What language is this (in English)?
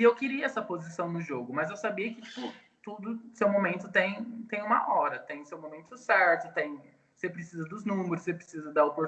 Portuguese